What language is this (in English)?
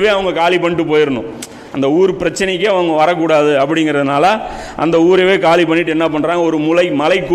Tamil